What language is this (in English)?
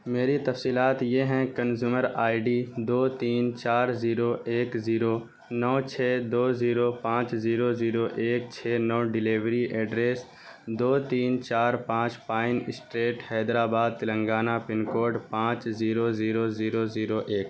Urdu